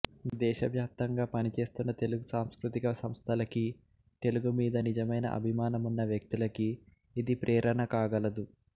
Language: Telugu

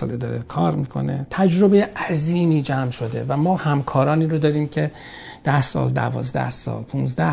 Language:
Persian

